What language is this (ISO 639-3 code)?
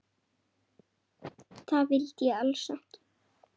isl